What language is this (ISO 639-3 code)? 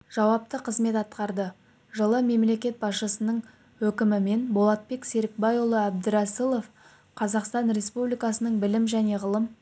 kaz